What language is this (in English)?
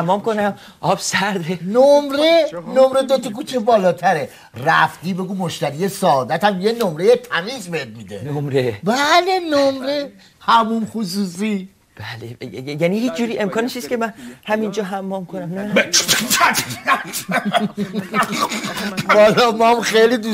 Persian